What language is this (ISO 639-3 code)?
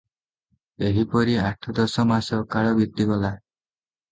ori